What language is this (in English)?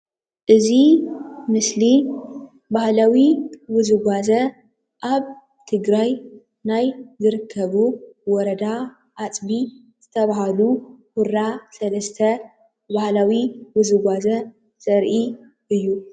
Tigrinya